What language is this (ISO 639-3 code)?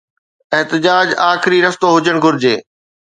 snd